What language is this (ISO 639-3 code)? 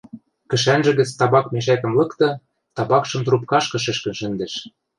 mrj